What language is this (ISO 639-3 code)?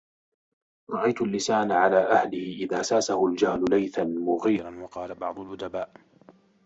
ara